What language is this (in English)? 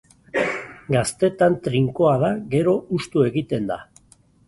Basque